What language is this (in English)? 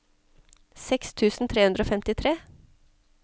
Norwegian